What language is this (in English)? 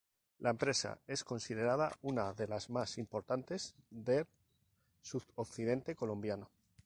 Spanish